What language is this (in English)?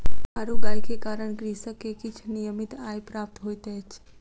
Maithili